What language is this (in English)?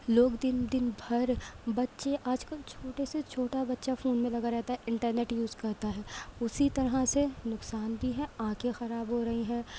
Urdu